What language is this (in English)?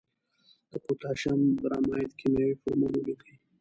Pashto